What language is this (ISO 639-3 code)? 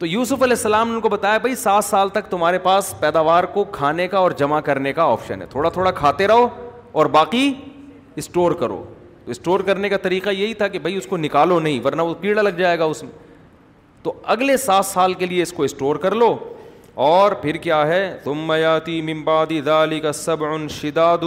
urd